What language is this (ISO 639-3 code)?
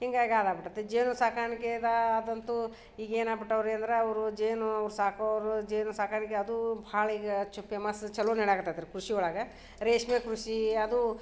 kan